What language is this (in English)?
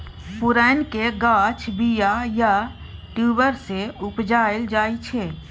Maithili